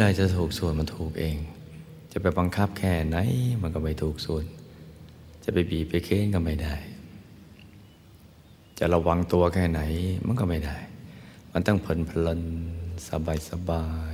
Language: Thai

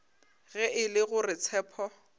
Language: Northern Sotho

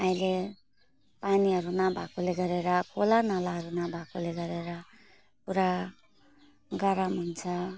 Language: Nepali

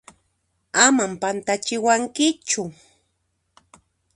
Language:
Puno Quechua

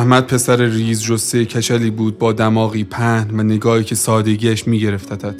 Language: Persian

